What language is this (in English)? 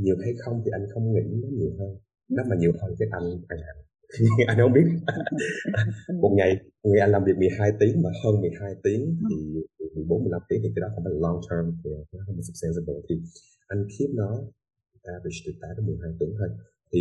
Vietnamese